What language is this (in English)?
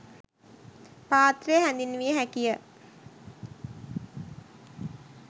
Sinhala